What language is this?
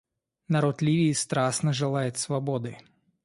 Russian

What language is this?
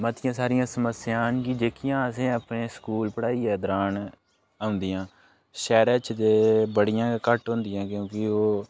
Dogri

